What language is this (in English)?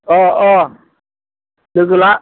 Bodo